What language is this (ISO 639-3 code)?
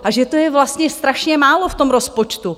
ces